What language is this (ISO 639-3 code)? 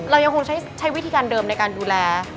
tha